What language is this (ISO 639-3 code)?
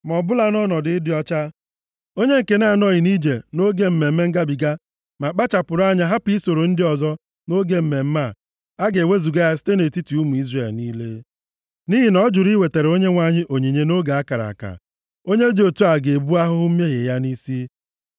ibo